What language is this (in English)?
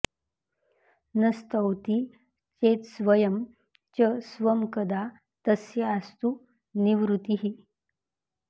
Sanskrit